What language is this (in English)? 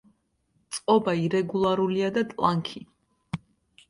Georgian